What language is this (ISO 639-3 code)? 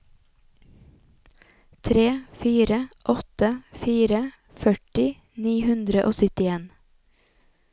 nor